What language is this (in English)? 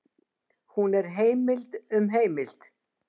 Icelandic